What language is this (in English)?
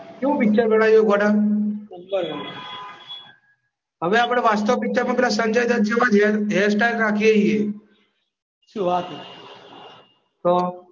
Gujarati